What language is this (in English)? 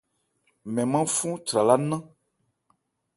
Ebrié